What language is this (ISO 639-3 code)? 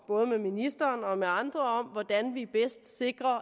dan